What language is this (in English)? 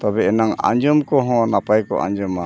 Santali